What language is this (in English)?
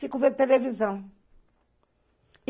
Portuguese